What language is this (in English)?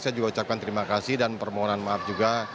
Indonesian